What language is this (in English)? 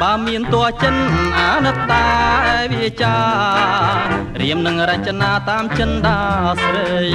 Thai